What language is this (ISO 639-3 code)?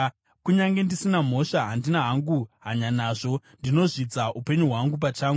sna